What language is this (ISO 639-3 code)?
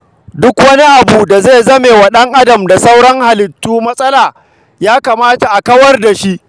hau